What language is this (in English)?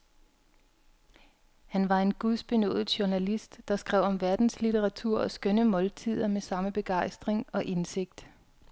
Danish